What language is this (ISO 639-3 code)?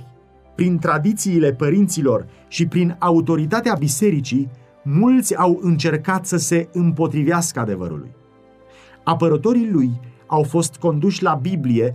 ron